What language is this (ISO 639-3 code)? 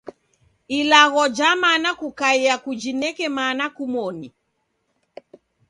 dav